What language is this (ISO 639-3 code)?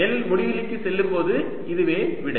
tam